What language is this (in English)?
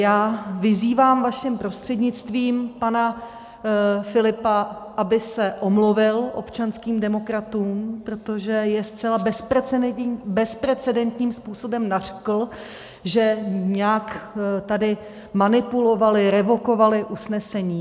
Czech